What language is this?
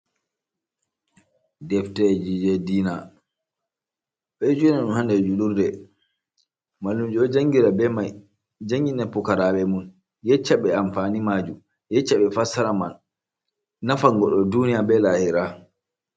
Fula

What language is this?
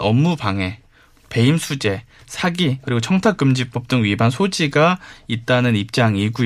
Korean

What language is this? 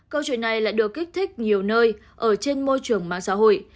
Vietnamese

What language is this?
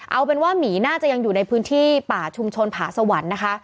Thai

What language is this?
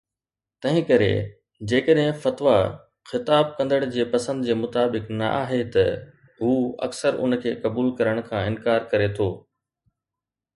Sindhi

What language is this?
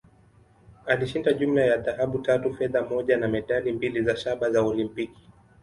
Swahili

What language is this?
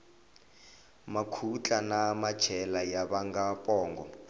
Tsonga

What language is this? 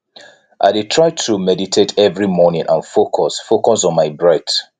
Nigerian Pidgin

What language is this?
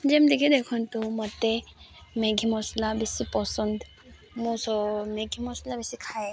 Odia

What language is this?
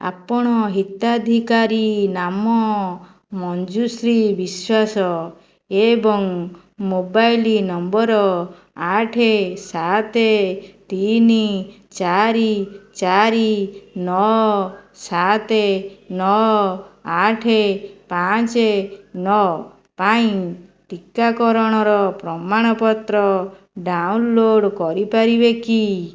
Odia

